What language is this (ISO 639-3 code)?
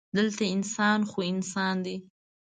pus